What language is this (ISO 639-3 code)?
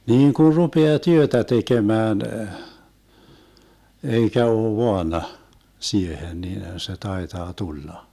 fin